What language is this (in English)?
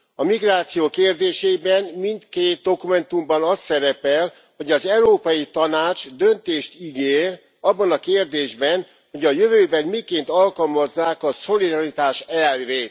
Hungarian